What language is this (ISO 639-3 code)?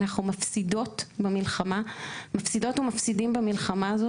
heb